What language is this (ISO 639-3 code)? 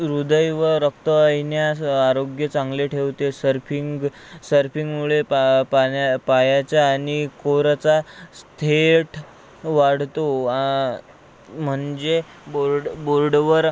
mar